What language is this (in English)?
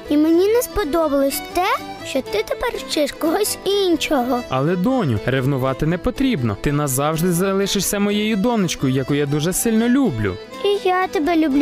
Ukrainian